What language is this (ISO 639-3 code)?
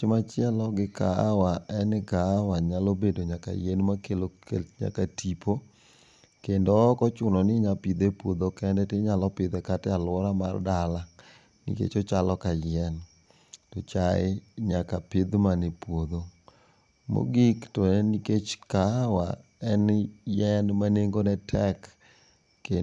luo